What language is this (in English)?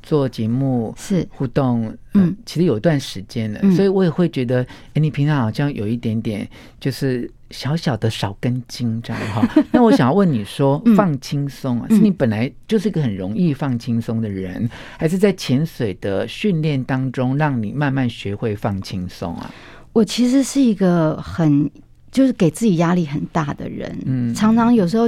Chinese